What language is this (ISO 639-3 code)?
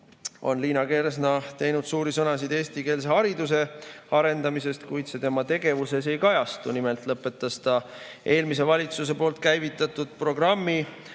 est